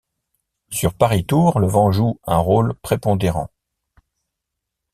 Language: French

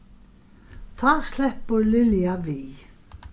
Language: Faroese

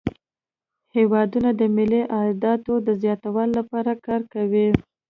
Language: Pashto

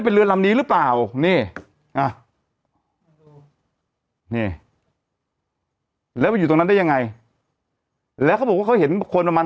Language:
Thai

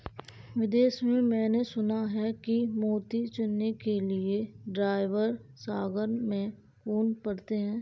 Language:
Hindi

